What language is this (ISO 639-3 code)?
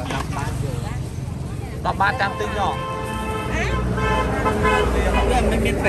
tha